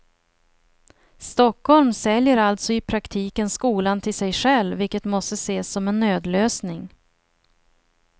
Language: Swedish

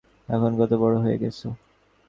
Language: Bangla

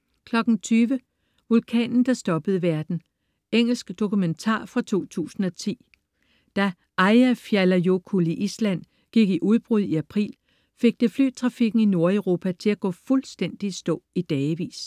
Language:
Danish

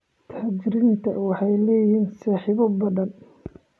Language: Somali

